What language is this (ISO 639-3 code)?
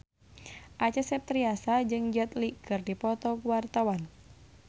sun